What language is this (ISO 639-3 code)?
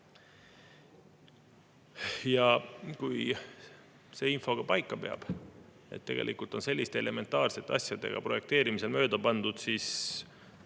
est